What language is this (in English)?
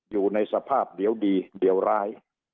Thai